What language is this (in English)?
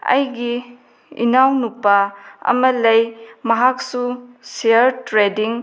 Manipuri